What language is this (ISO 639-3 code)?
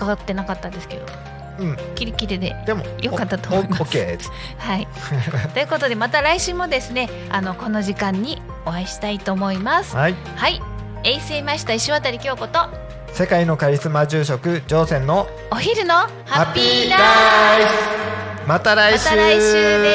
jpn